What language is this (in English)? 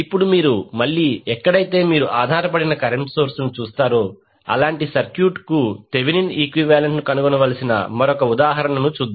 Telugu